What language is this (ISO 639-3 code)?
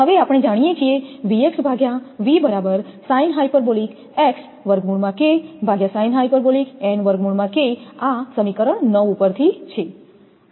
guj